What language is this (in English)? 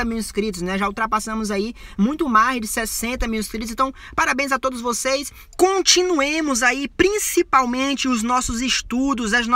Portuguese